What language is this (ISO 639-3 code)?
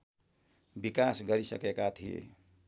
nep